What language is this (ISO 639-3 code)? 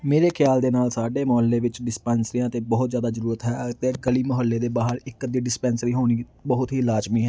pan